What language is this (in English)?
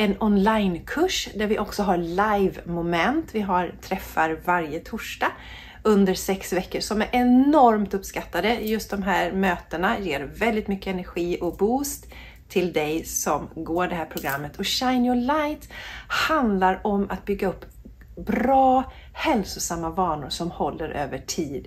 Swedish